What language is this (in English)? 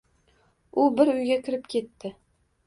Uzbek